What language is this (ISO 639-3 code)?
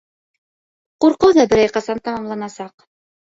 bak